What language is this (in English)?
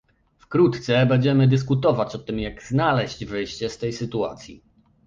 Polish